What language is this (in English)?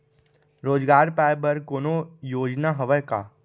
Chhattisgarhi